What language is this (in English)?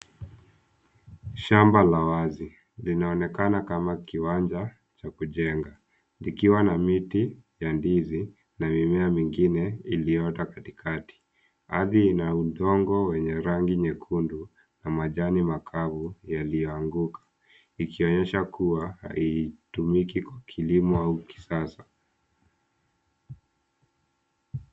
Swahili